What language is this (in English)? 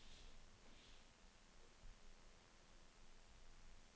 Norwegian